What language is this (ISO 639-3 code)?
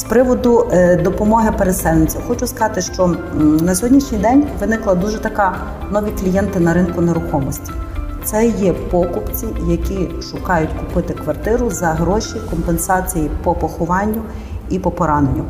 ukr